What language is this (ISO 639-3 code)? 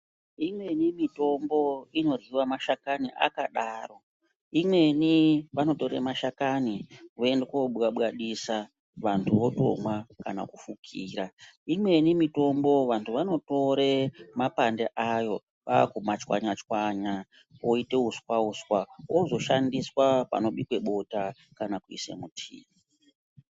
ndc